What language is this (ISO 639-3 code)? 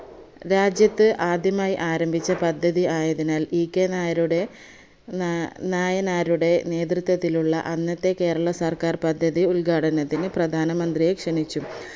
mal